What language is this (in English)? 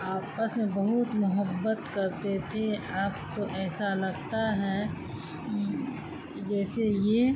Urdu